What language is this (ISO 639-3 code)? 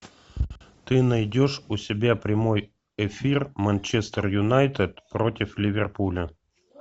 rus